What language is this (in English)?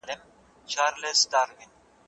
Pashto